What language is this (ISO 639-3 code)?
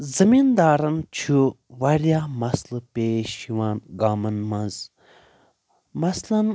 kas